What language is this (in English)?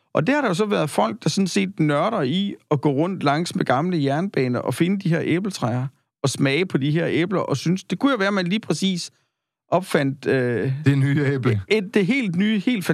Danish